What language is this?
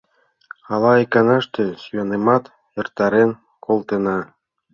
Mari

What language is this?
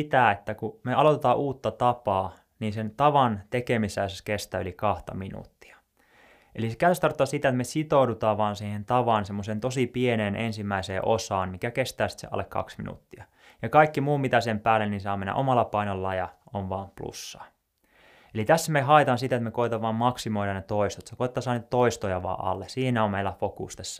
Finnish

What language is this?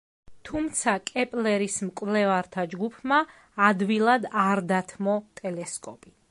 Georgian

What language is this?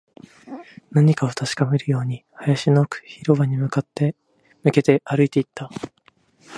Japanese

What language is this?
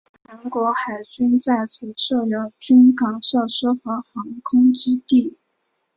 Chinese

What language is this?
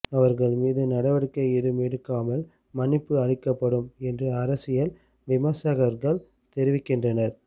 Tamil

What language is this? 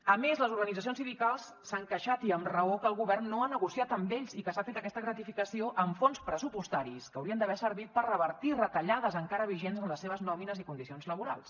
Catalan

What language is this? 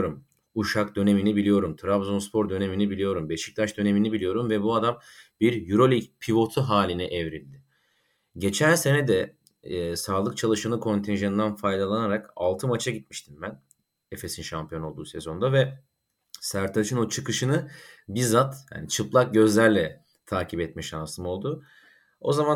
Turkish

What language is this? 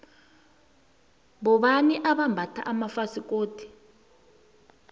South Ndebele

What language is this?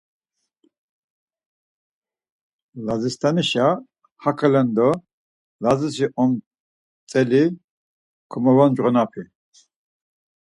Laz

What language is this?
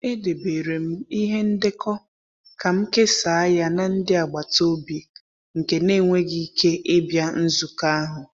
Igbo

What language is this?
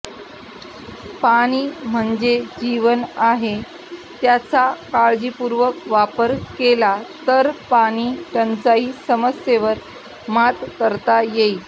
Marathi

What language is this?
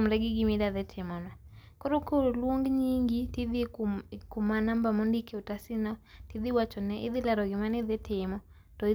Luo (Kenya and Tanzania)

